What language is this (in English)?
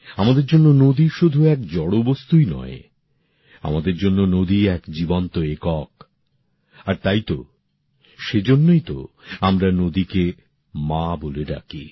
Bangla